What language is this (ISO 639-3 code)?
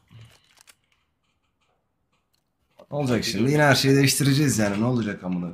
tur